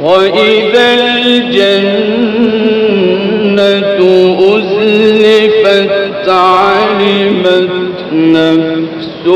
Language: Arabic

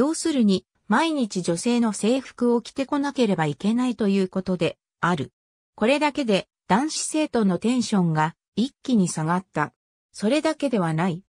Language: Japanese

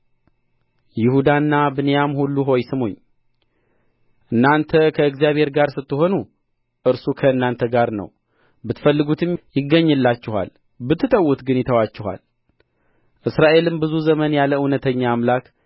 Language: Amharic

